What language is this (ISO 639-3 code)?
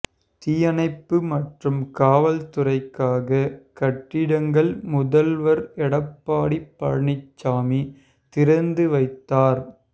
tam